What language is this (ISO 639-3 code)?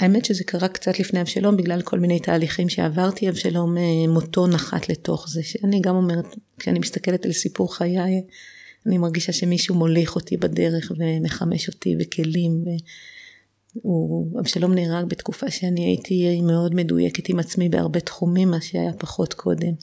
heb